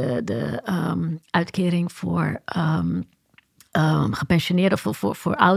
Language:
Dutch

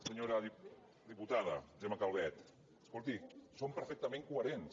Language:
Catalan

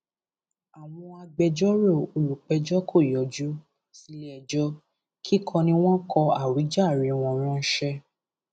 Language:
Yoruba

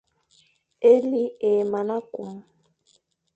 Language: Fang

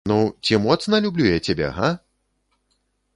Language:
Belarusian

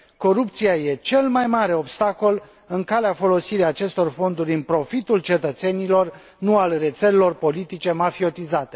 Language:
Romanian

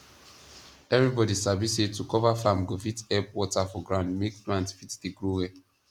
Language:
Nigerian Pidgin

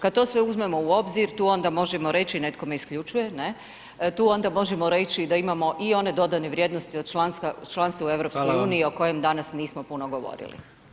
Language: Croatian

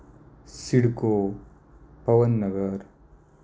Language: Marathi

